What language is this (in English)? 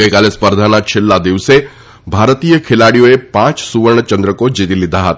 Gujarati